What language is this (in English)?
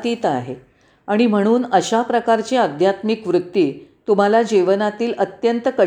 Marathi